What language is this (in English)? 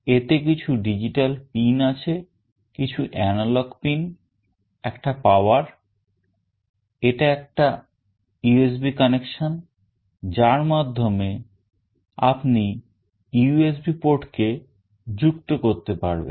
Bangla